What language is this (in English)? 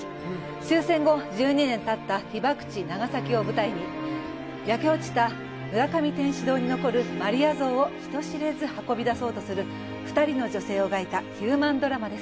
Japanese